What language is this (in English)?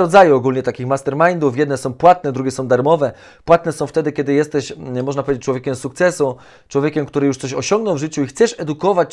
Polish